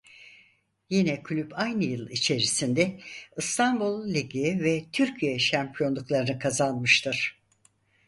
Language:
Turkish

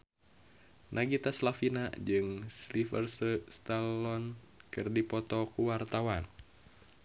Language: Sundanese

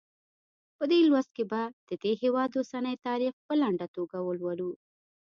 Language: Pashto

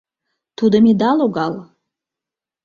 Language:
Mari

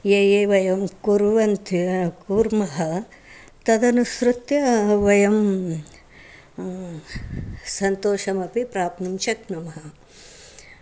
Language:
Sanskrit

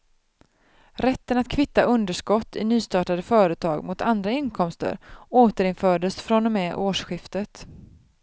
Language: Swedish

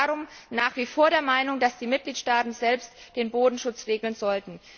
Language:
German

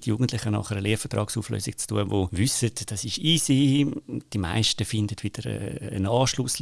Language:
German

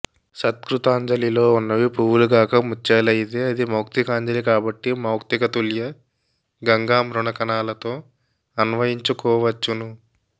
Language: Telugu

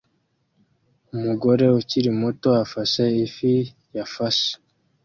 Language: Kinyarwanda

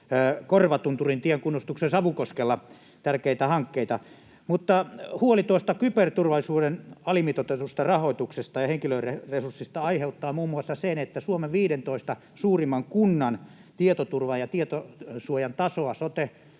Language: Finnish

